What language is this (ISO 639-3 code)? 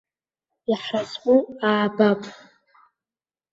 abk